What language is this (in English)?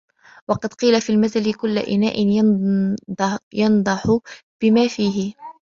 Arabic